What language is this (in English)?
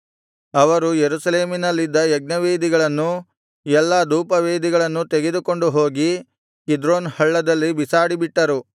Kannada